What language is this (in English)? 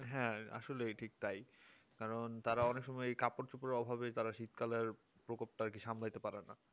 Bangla